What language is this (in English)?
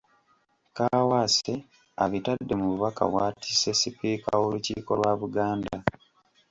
Ganda